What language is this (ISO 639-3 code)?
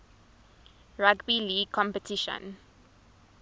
eng